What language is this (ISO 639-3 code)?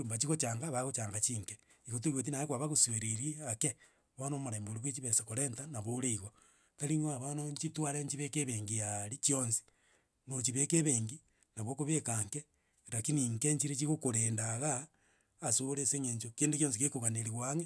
guz